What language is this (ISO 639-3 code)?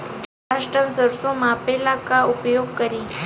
bho